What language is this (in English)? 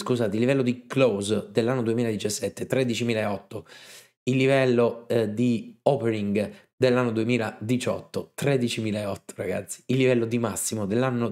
Italian